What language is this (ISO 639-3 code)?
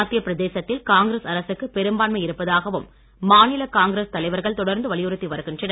tam